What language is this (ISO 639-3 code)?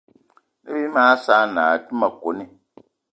eto